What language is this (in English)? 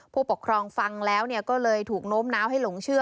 Thai